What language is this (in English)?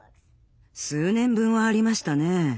Japanese